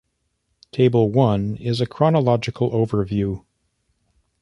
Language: English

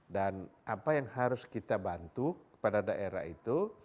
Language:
Indonesian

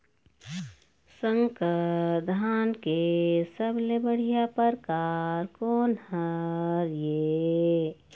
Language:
Chhattisgarhi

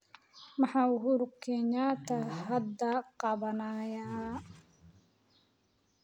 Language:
Somali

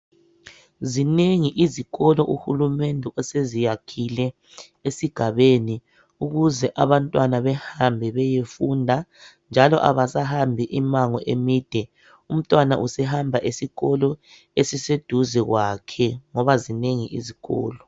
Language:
North Ndebele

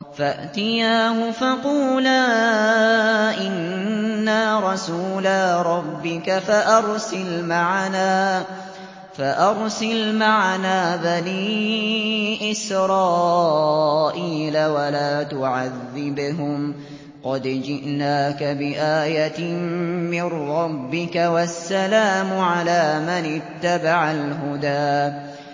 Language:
Arabic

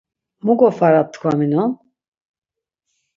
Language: Laz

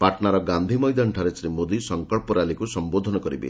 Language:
Odia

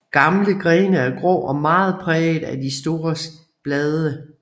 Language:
Danish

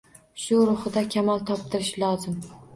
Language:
Uzbek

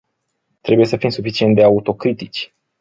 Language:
Romanian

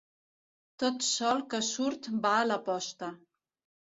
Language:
Catalan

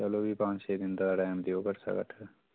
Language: Dogri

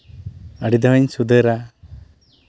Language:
Santali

